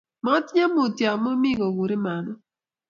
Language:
Kalenjin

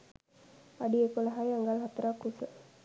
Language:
Sinhala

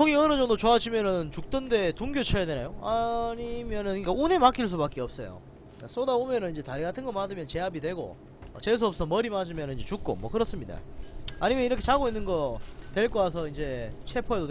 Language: Korean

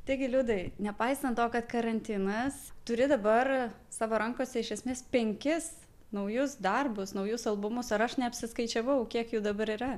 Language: Lithuanian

